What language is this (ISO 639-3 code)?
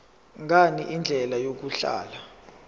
zul